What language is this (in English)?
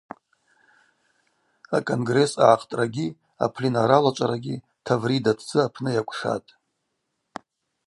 Abaza